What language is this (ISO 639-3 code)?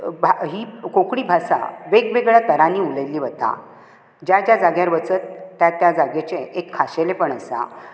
kok